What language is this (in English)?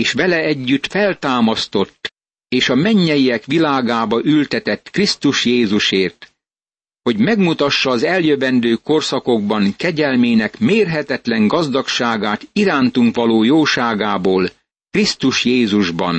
Hungarian